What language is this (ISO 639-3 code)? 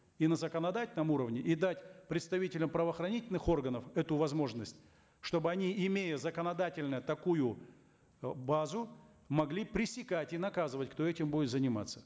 kaz